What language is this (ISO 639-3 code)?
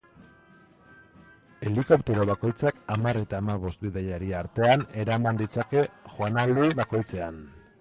eus